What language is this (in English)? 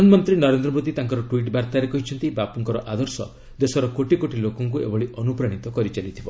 Odia